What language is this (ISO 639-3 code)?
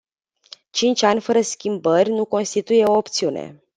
ron